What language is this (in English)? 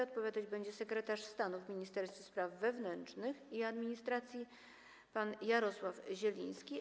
Polish